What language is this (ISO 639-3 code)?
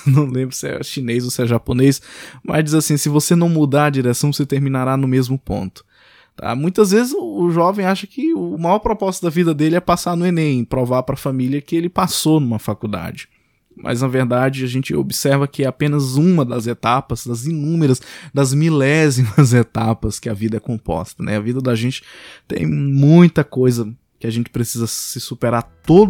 por